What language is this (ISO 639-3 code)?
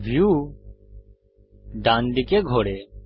ben